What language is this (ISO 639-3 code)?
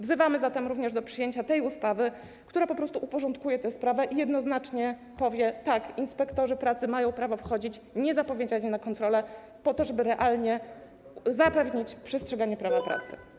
pol